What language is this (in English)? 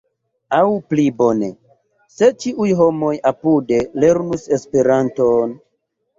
Esperanto